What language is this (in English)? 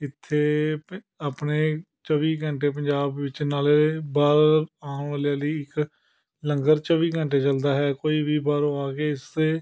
Punjabi